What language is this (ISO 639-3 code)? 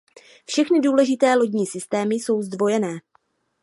ces